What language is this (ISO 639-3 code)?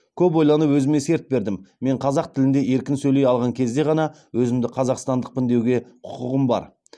kaz